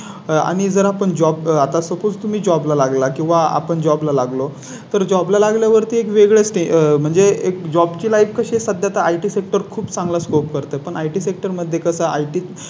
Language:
Marathi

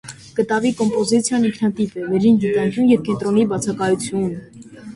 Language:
Armenian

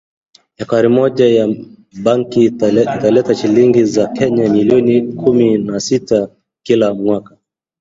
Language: Swahili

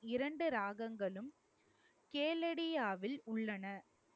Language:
Tamil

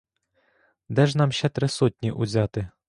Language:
Ukrainian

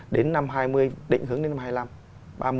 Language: Vietnamese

